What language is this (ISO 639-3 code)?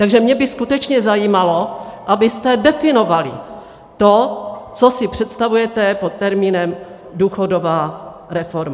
ces